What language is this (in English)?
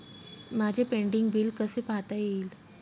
Marathi